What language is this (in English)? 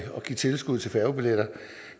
Danish